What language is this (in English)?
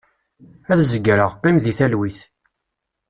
Kabyle